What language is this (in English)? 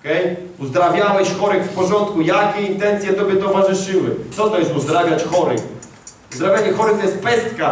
Polish